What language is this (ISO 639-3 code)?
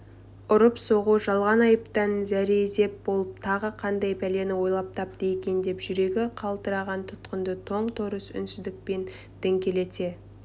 kaz